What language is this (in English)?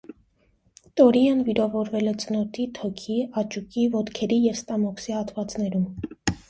Armenian